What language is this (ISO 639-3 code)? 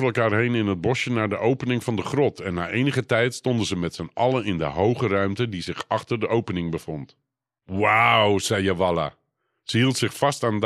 nld